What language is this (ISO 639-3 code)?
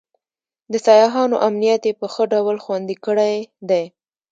pus